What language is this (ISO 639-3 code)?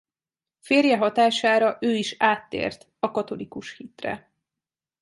hun